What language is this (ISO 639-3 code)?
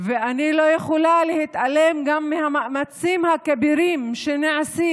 heb